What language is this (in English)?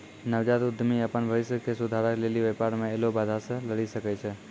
Maithili